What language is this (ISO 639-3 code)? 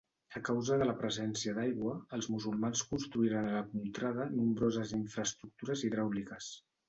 cat